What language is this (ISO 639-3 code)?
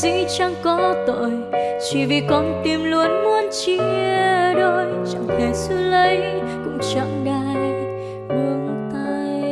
vie